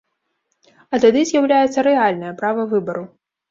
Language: Belarusian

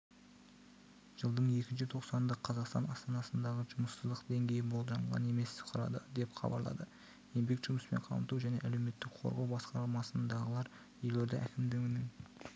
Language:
Kazakh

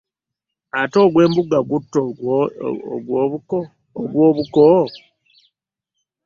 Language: Ganda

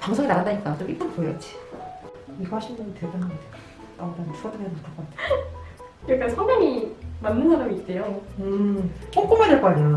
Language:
Korean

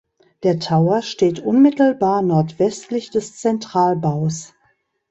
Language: German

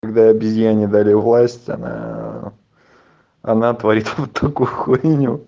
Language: Russian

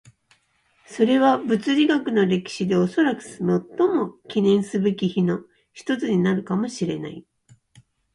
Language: Japanese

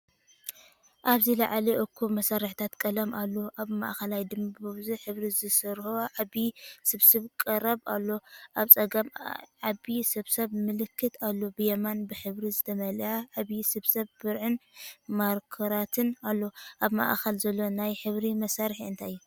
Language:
Tigrinya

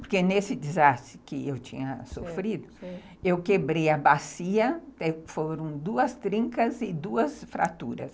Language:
Portuguese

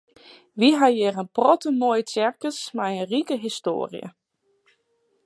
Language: Western Frisian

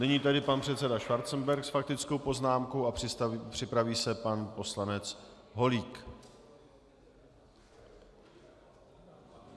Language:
Czech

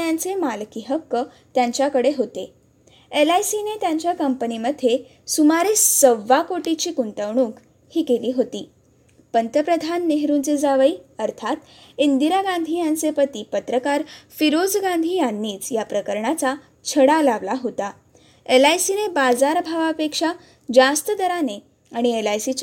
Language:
Marathi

